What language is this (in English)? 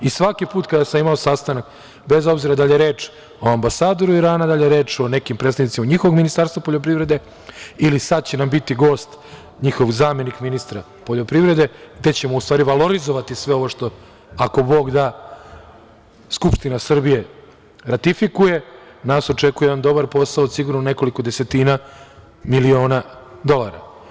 Serbian